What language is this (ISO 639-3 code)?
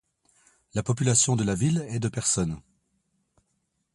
fra